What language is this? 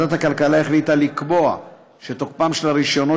Hebrew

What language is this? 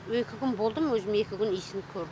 Kazakh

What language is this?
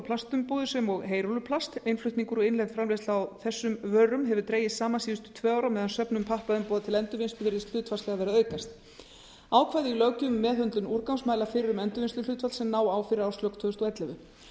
Icelandic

